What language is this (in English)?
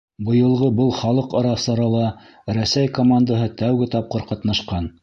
Bashkir